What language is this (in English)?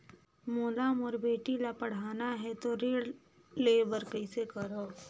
Chhattisgarhi